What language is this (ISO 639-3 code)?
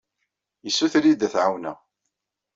kab